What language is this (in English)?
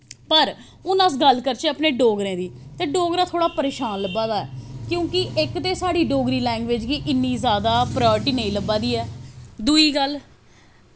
Dogri